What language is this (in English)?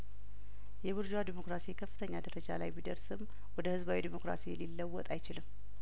Amharic